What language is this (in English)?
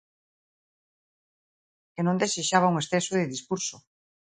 Galician